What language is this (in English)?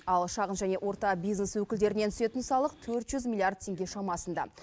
Kazakh